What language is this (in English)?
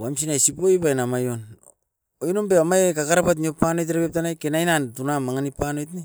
Askopan